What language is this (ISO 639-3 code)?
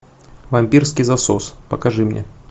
rus